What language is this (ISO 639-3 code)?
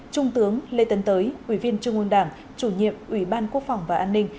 vie